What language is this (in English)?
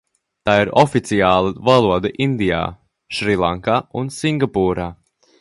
Latvian